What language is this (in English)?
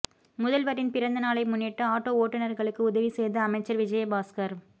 Tamil